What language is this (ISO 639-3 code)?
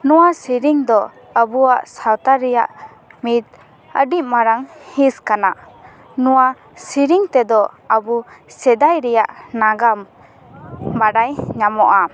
sat